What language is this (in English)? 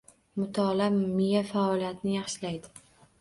Uzbek